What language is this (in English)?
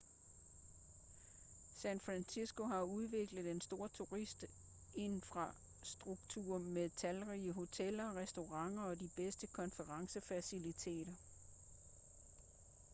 Danish